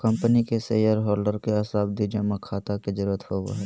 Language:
Magahi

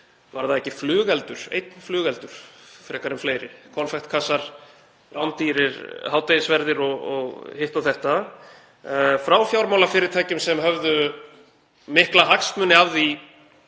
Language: Icelandic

